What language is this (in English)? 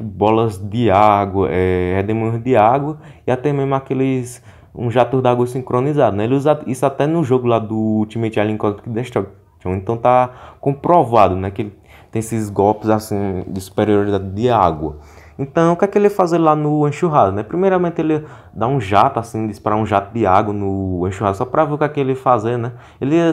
Portuguese